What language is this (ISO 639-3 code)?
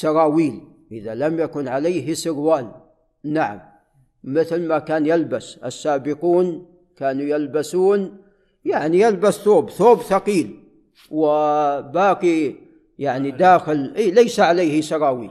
ara